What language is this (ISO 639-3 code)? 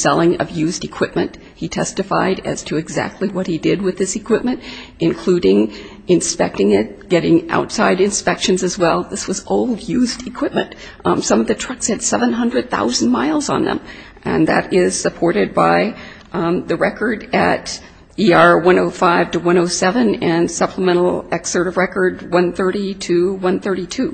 eng